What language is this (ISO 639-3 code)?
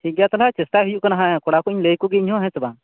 sat